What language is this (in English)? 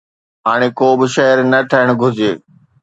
Sindhi